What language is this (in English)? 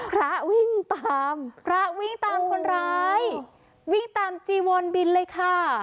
Thai